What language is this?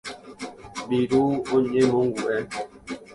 Guarani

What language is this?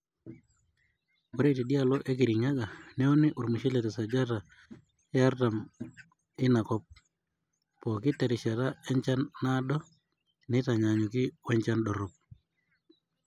Masai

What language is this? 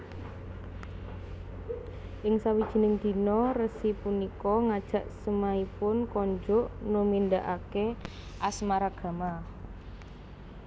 Javanese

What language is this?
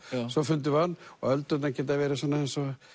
Icelandic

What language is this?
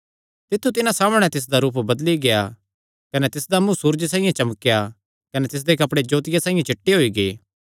Kangri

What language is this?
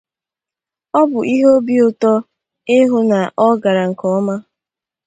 Igbo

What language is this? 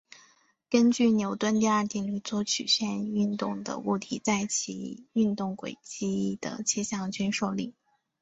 Chinese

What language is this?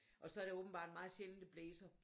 Danish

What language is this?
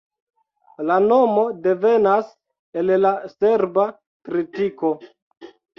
Esperanto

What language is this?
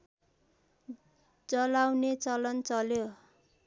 Nepali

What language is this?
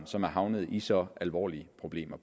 Danish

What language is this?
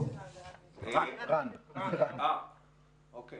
Hebrew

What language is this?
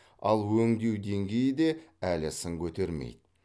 Kazakh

